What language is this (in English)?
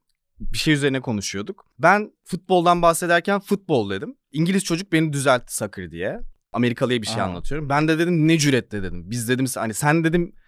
Turkish